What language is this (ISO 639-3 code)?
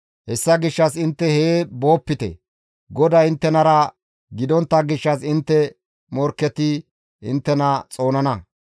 gmv